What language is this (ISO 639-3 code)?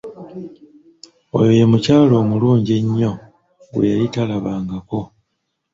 lug